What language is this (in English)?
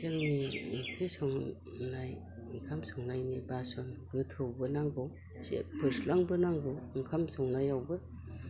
Bodo